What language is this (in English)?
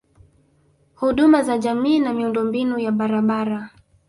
Swahili